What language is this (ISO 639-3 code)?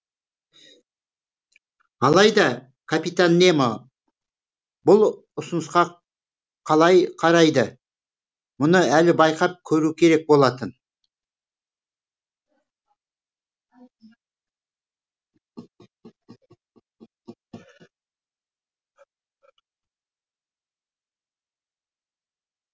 kaz